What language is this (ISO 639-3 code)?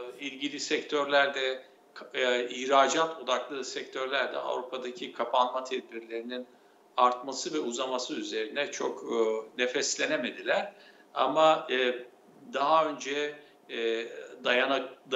tur